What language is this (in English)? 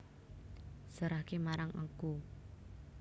Javanese